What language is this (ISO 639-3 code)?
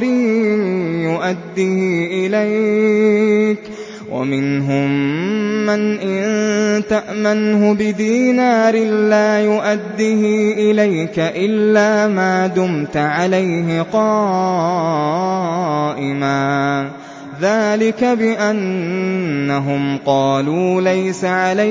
ara